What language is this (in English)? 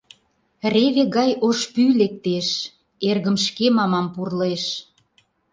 Mari